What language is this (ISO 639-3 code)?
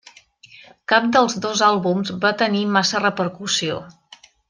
cat